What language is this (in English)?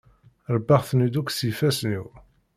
Kabyle